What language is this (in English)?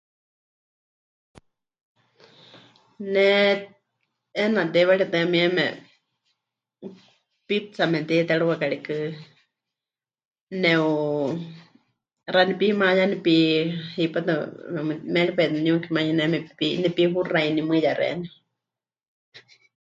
Huichol